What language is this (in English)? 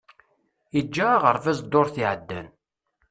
Kabyle